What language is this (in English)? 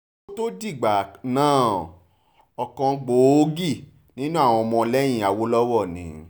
Yoruba